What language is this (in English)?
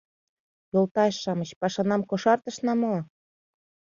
Mari